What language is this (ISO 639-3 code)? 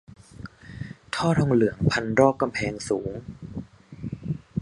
tha